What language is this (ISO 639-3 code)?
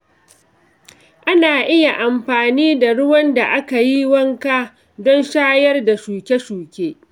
hau